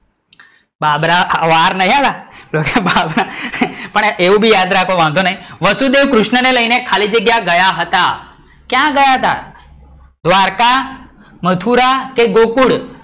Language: Gujarati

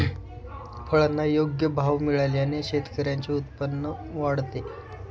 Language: Marathi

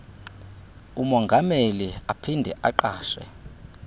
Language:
Xhosa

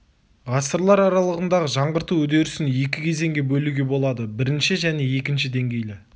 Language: Kazakh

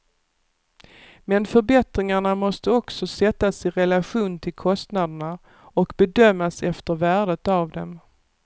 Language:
Swedish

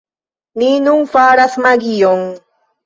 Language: Esperanto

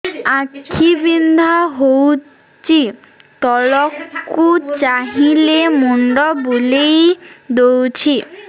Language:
Odia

